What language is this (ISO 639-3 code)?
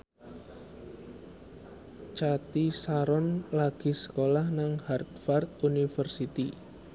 jav